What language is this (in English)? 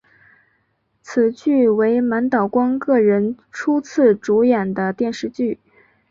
Chinese